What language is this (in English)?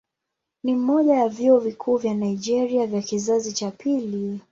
Swahili